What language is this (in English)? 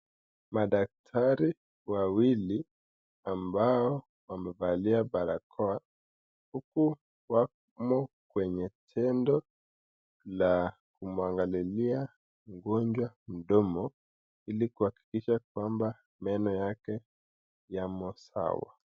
Swahili